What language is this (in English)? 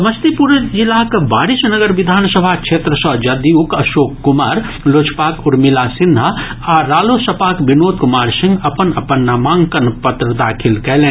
Maithili